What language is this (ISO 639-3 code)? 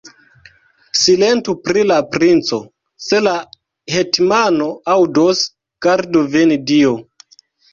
epo